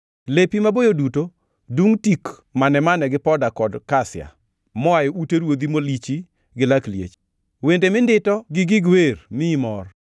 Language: Luo (Kenya and Tanzania)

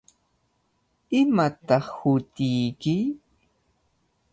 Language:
Cajatambo North Lima Quechua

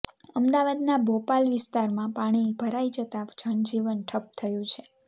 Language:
Gujarati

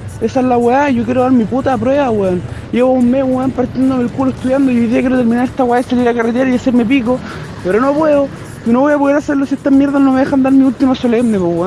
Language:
Spanish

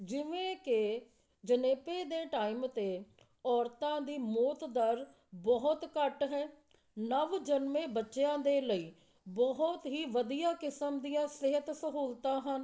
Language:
Punjabi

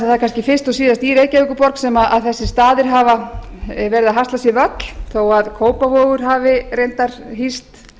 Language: Icelandic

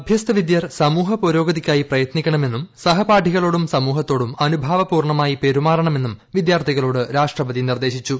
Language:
Malayalam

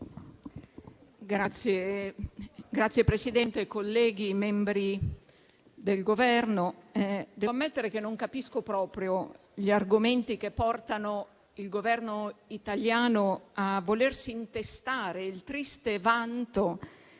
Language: Italian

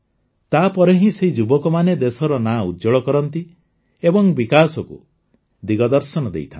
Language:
Odia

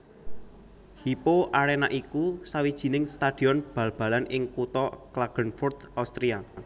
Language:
Javanese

